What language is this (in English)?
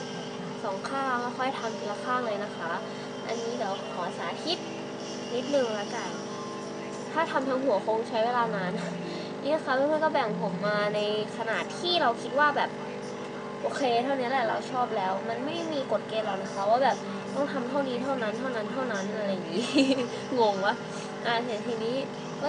Thai